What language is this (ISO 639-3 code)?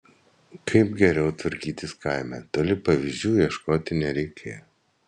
lit